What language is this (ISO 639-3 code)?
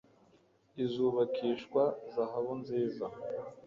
kin